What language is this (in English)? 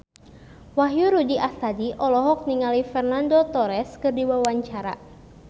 Sundanese